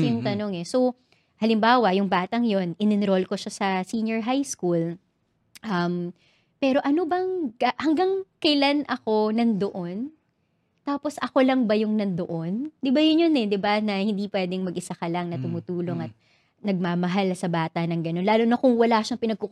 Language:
Filipino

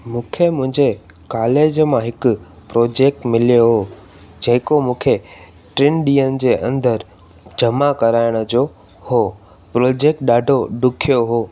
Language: Sindhi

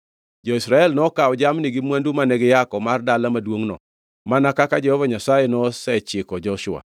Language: Luo (Kenya and Tanzania)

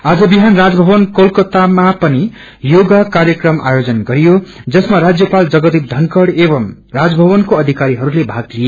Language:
Nepali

